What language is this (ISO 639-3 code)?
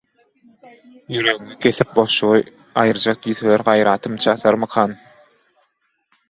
tuk